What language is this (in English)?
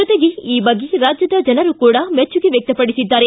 Kannada